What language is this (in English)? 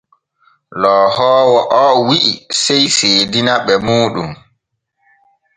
Borgu Fulfulde